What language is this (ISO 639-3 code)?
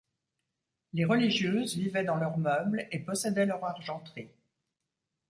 fra